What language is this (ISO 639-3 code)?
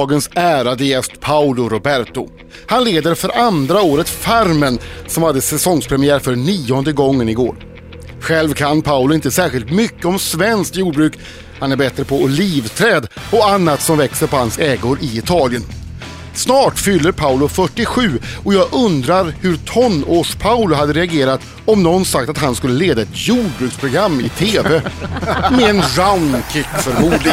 swe